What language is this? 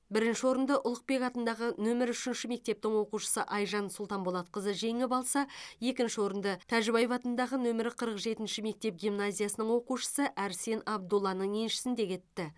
Kazakh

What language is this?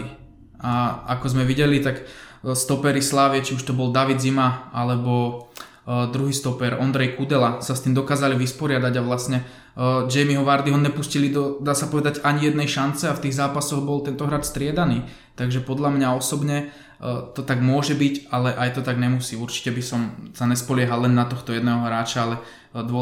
Slovak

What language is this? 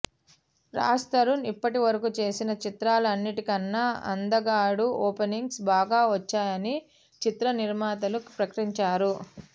Telugu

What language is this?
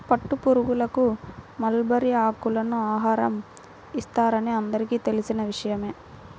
Telugu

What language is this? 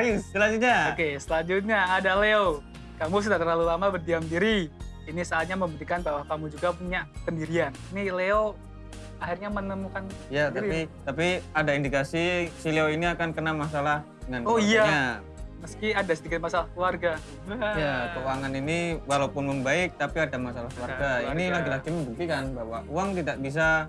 Indonesian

